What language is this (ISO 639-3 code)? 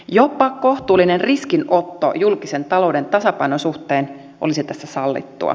fin